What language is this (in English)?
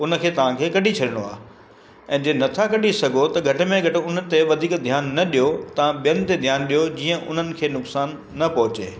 Sindhi